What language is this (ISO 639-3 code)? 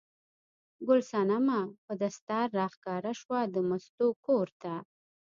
pus